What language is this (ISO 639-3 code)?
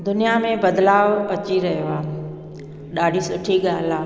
snd